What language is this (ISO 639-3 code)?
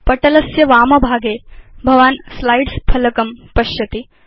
san